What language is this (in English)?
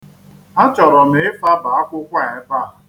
Igbo